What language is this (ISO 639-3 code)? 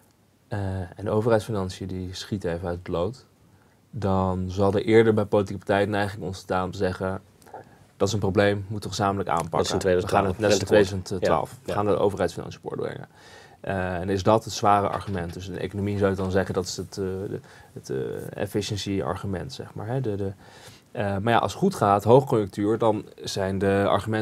nld